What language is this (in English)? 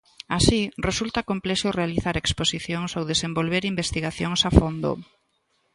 Galician